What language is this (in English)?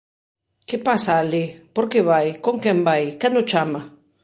Galician